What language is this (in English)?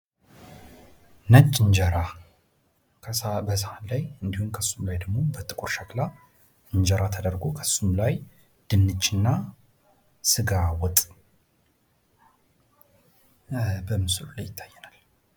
Amharic